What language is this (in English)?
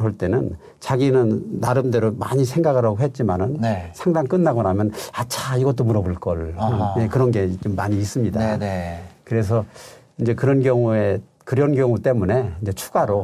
Korean